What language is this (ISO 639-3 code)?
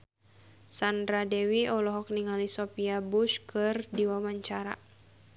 sun